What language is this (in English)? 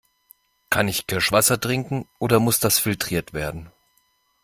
German